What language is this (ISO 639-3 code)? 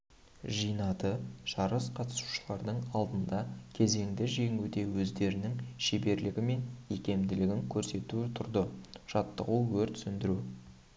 kaz